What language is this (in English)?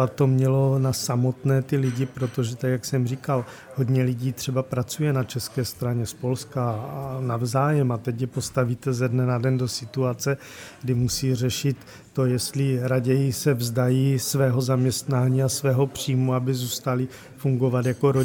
Czech